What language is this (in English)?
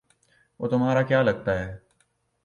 Urdu